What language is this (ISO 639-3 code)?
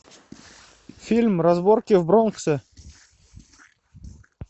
rus